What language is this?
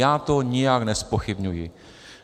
Czech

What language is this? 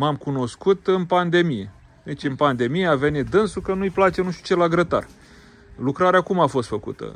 Romanian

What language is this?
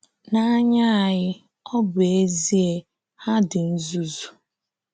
Igbo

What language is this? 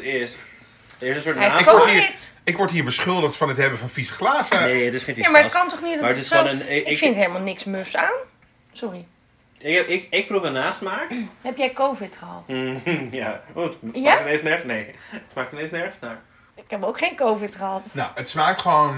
Dutch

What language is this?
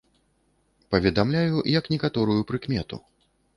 Belarusian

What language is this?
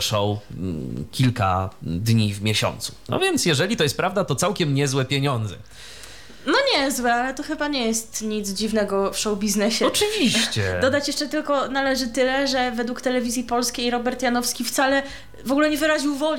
Polish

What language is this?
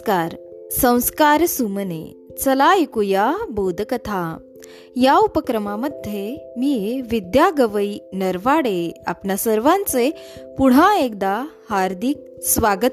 Marathi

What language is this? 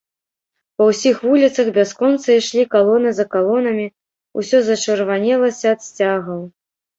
Belarusian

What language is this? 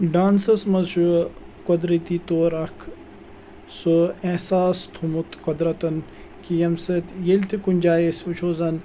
Kashmiri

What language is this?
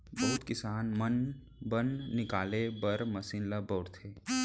Chhattisgarhi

